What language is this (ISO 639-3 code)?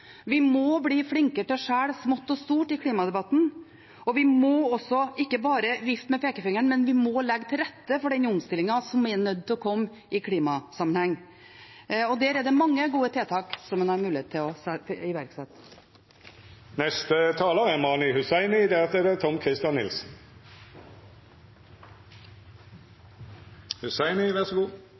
nob